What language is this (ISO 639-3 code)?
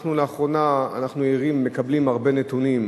heb